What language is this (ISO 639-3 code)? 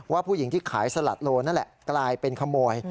tha